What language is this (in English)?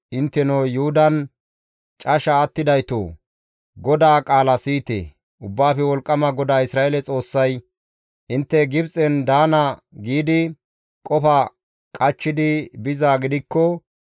Gamo